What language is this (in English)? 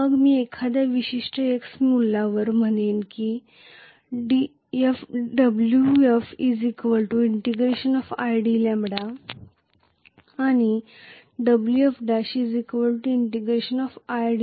Marathi